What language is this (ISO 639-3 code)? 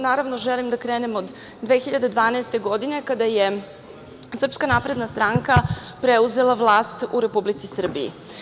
srp